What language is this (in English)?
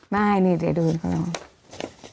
Thai